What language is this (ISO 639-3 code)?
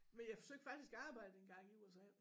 dan